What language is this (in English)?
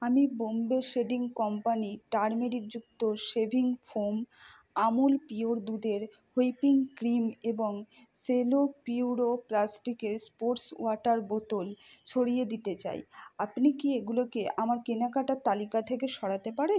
Bangla